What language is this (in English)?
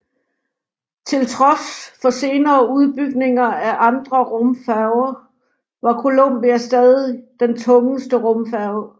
Danish